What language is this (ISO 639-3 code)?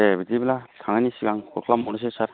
brx